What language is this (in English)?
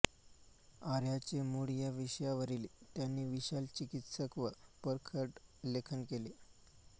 Marathi